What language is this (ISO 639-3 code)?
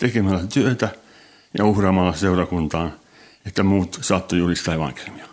fin